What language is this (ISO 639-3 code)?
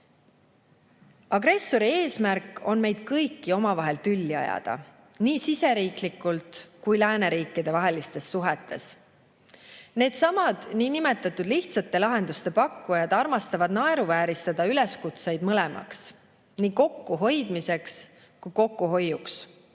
est